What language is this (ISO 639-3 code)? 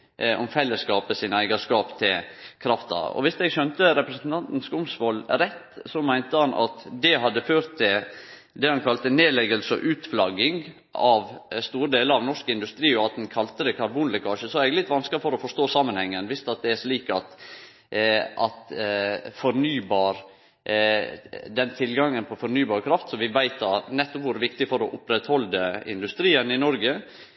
nno